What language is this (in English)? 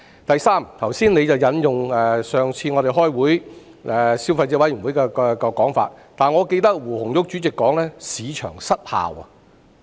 Cantonese